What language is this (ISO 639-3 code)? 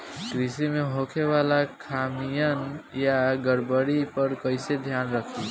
bho